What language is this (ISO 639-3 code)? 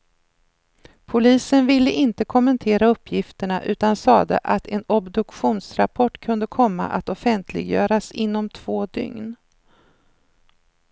swe